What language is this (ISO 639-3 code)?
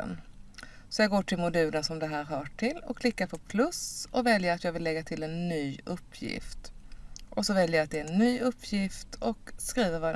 swe